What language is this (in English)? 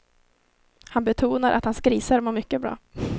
Swedish